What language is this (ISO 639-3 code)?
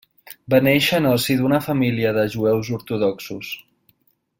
cat